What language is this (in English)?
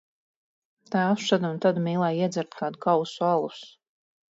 Latvian